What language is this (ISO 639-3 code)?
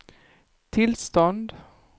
swe